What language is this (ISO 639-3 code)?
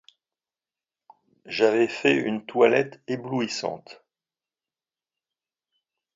fra